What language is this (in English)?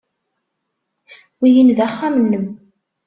Kabyle